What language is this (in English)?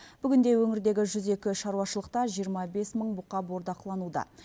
Kazakh